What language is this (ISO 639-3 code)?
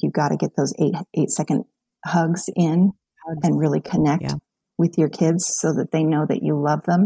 eng